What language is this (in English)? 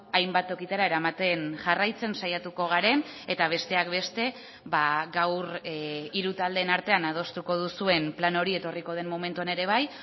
Basque